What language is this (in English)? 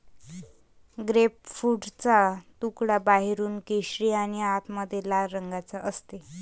Marathi